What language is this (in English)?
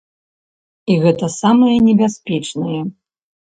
Belarusian